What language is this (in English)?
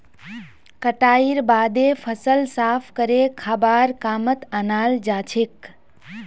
Magahi